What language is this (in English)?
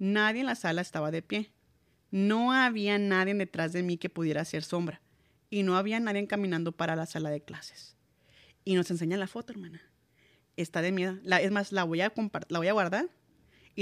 Spanish